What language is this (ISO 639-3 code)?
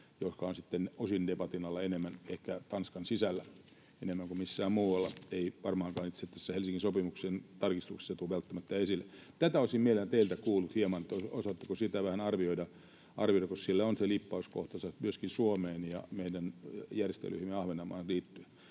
fin